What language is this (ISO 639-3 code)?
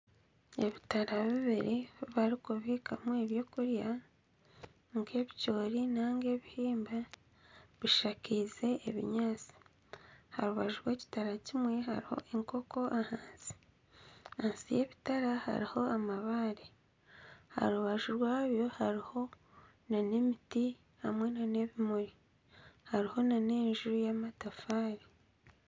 nyn